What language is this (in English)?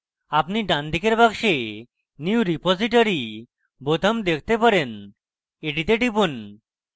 Bangla